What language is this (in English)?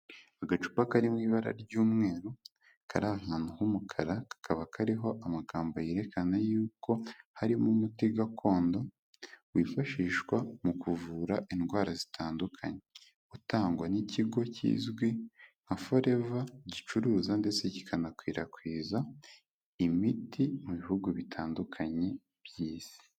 Kinyarwanda